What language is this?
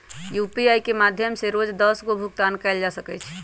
Magahi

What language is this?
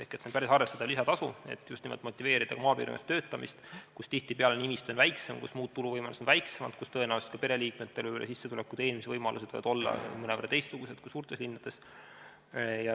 Estonian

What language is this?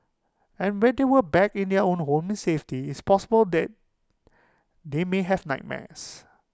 English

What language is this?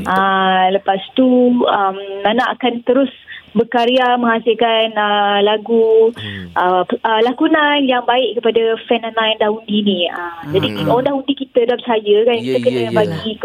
Malay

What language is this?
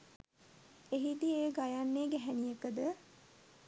Sinhala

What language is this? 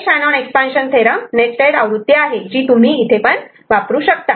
Marathi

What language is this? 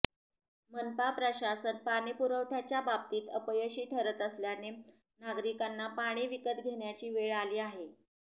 Marathi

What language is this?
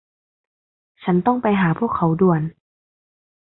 Thai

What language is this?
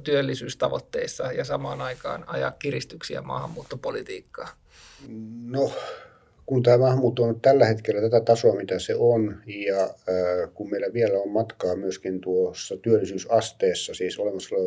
Finnish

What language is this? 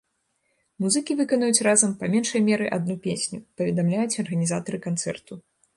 Belarusian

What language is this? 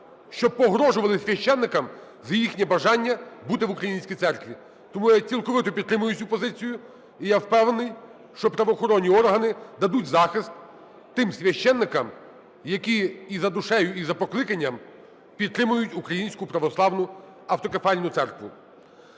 Ukrainian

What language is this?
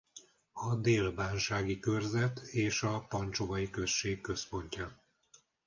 Hungarian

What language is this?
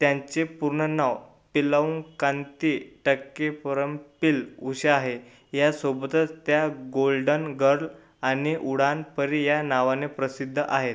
Marathi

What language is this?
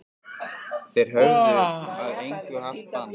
Icelandic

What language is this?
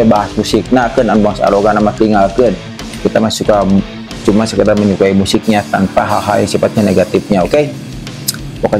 Indonesian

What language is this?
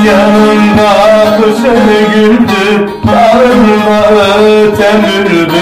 Turkish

